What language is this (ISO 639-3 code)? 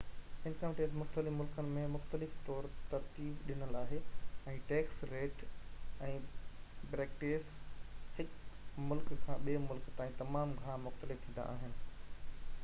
snd